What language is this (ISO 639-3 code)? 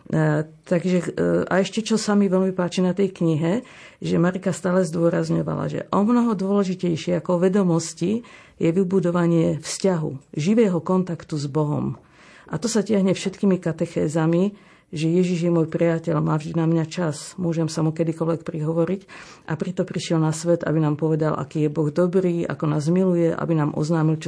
slk